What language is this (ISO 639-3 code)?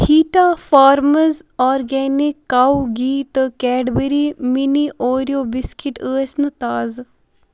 kas